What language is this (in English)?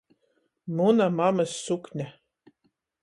Latgalian